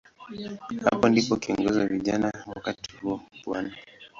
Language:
Swahili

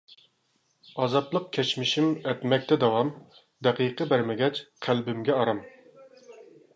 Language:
Uyghur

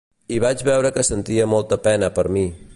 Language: Catalan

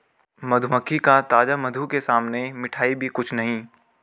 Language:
Hindi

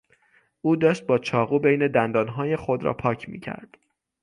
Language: Persian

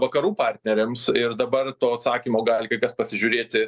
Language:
Lithuanian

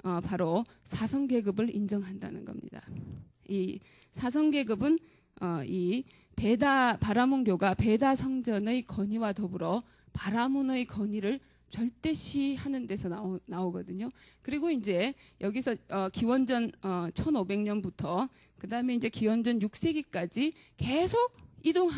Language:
Korean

